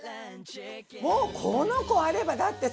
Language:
Japanese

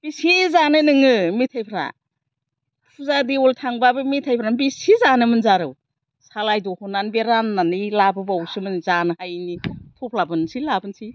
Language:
Bodo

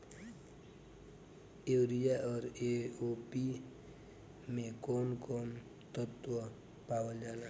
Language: Bhojpuri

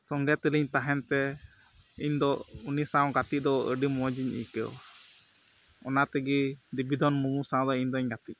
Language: Santali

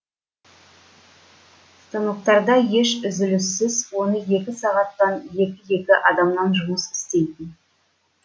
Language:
Kazakh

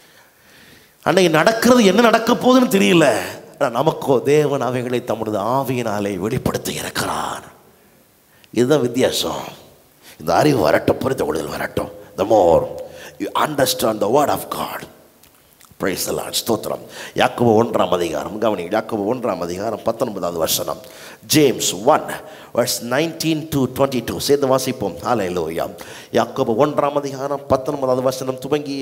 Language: Romanian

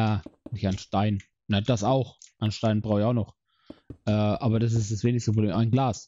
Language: German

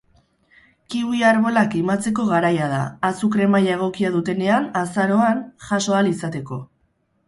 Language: Basque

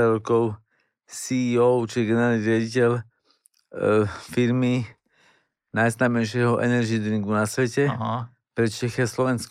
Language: Slovak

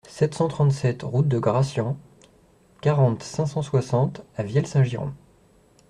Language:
French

